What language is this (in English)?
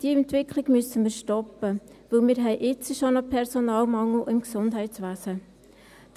Swiss German